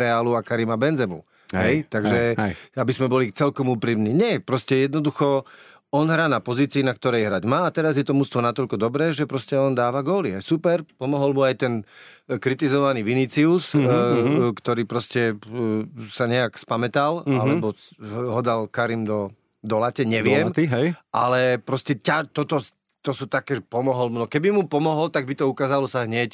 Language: Slovak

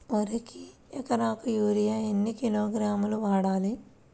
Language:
Telugu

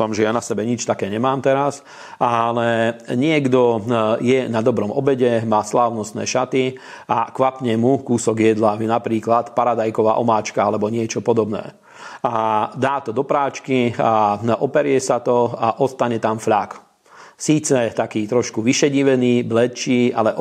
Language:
Slovak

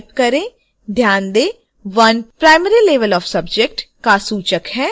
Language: Hindi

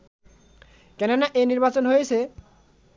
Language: Bangla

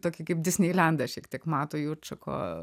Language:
Lithuanian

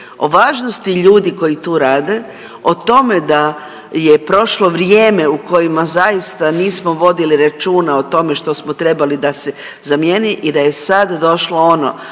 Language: Croatian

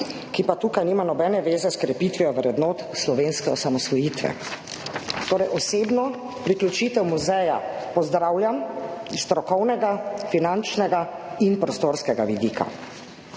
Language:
Slovenian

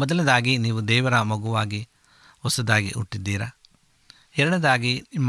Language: Kannada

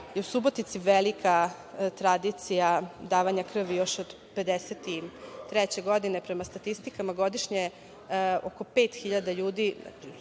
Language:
Serbian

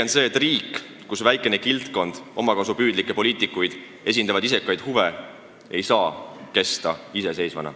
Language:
Estonian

